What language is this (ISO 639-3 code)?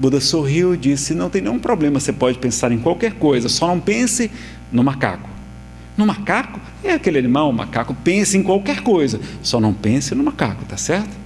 por